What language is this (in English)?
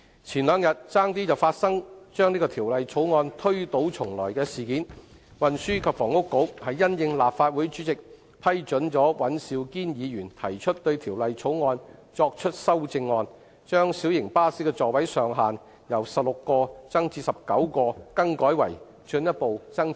Cantonese